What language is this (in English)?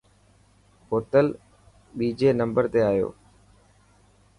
Dhatki